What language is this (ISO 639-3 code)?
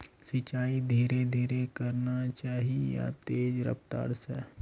mag